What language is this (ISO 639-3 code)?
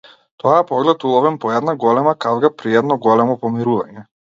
mkd